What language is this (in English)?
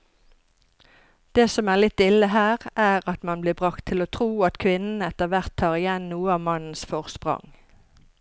Norwegian